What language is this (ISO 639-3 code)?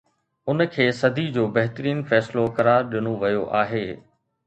snd